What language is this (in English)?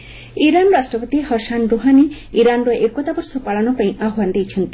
Odia